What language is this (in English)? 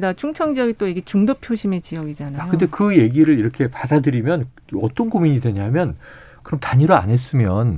Korean